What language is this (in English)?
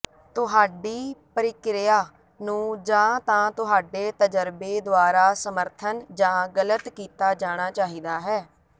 Punjabi